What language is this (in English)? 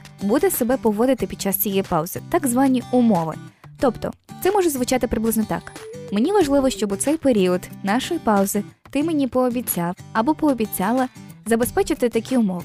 Ukrainian